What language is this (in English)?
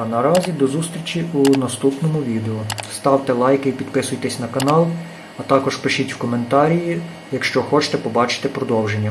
Ukrainian